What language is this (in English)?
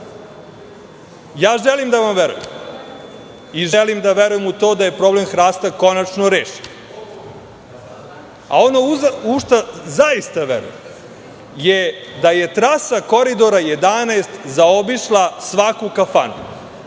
Serbian